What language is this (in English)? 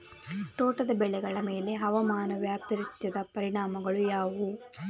Kannada